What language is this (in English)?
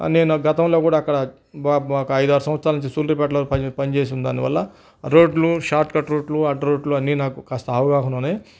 Telugu